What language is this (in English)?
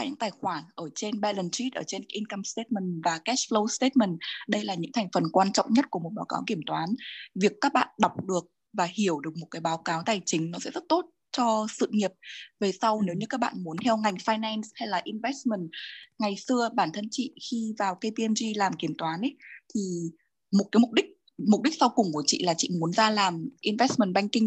Vietnamese